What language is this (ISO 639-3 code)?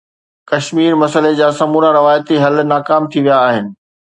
snd